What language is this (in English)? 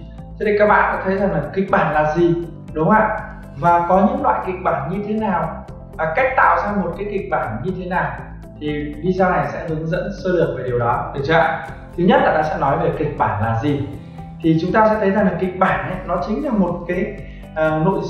Vietnamese